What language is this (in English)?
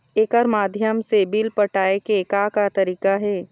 Chhattisgarhi